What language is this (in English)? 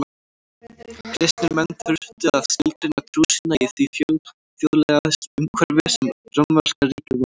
Icelandic